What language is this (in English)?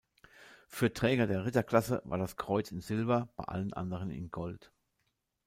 German